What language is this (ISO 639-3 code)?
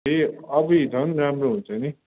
nep